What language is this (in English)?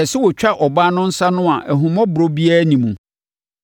Akan